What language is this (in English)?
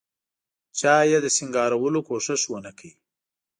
Pashto